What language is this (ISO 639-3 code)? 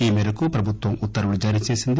tel